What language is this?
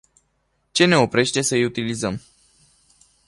Romanian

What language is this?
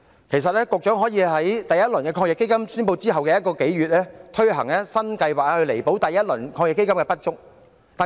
Cantonese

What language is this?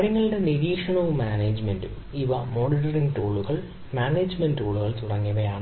Malayalam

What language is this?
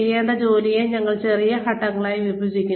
Malayalam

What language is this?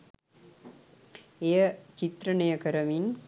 Sinhala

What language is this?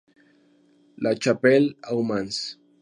Spanish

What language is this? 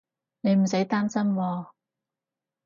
Cantonese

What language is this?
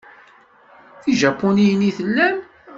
Kabyle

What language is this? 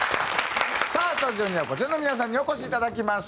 Japanese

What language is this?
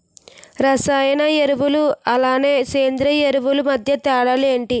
Telugu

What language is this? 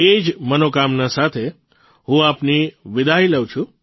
Gujarati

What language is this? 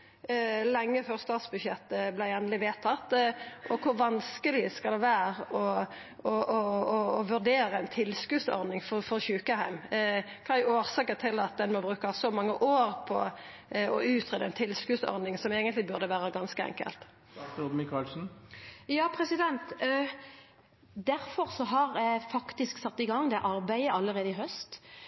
Norwegian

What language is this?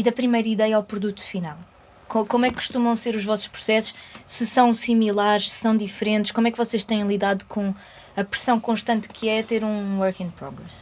Portuguese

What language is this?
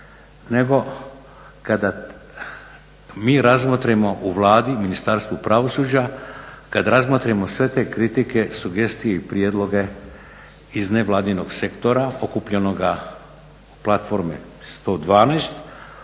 Croatian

